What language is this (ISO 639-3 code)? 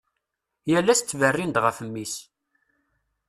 kab